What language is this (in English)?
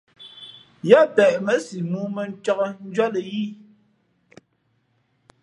Fe'fe'